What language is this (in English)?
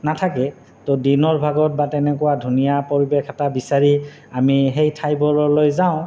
Assamese